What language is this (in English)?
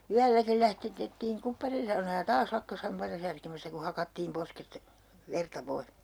Finnish